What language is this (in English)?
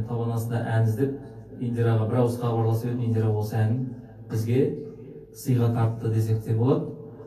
Turkish